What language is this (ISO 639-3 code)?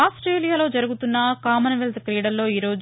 tel